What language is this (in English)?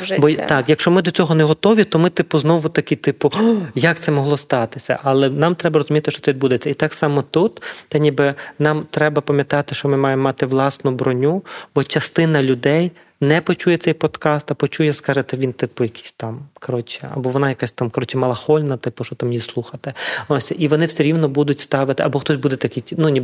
Ukrainian